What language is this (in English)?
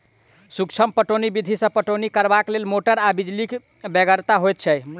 Maithili